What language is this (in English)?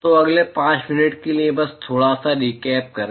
Hindi